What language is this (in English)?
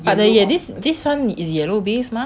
English